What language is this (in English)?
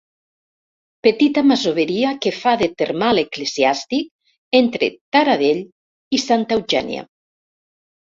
Catalan